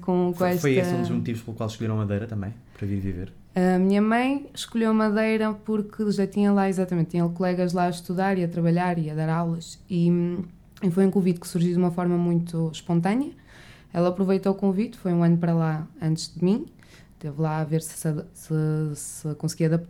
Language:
Portuguese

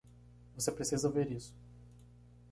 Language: Portuguese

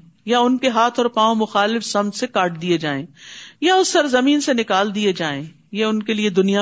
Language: Urdu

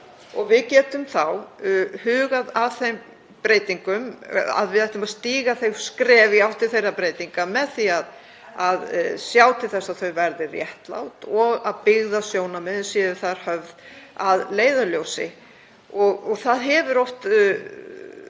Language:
Icelandic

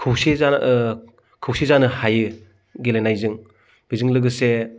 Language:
Bodo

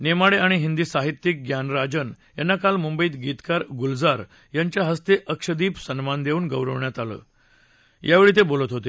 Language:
Marathi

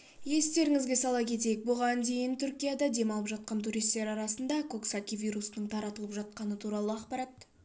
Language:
Kazakh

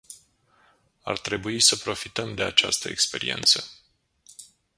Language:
Romanian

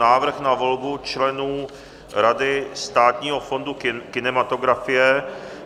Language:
Czech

